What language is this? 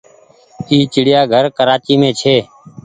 Goaria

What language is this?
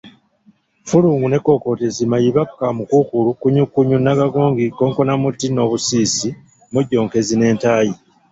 Ganda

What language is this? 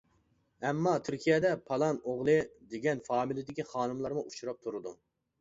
Uyghur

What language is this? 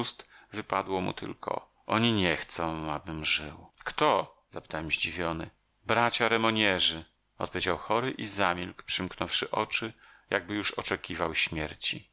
Polish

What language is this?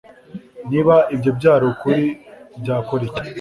Kinyarwanda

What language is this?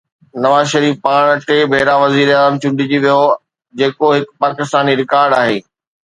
Sindhi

